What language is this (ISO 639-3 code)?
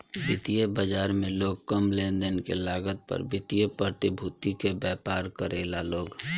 bho